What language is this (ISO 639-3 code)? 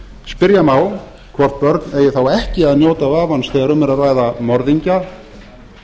isl